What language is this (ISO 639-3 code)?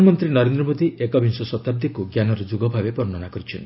ori